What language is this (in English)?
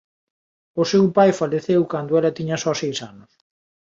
Galician